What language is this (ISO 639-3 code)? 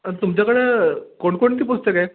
mar